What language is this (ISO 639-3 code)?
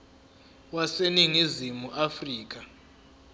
zul